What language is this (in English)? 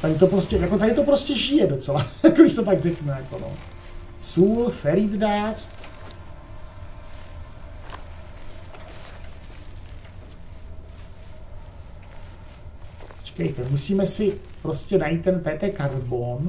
Czech